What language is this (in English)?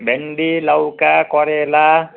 Nepali